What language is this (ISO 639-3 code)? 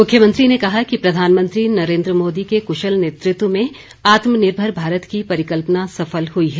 hin